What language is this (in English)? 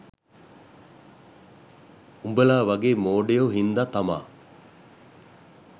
Sinhala